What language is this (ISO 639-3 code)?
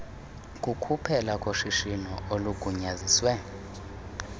xho